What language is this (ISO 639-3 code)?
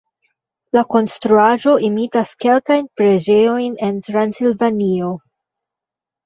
epo